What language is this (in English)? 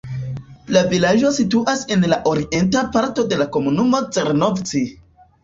Esperanto